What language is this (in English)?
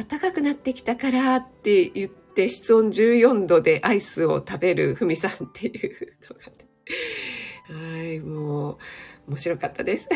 Japanese